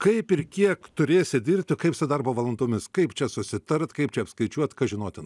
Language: Lithuanian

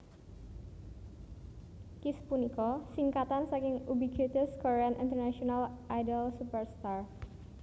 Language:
Javanese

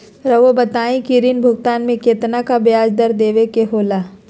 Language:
Magahi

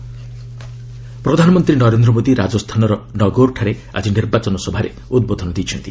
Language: Odia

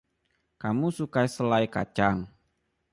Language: Indonesian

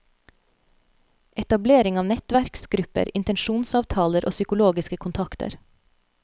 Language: Norwegian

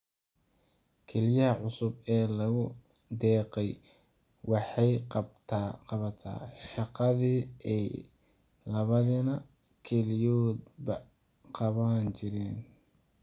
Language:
Somali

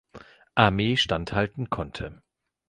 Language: German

